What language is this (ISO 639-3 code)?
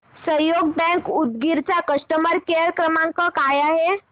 mar